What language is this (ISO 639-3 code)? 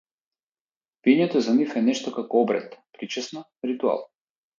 mkd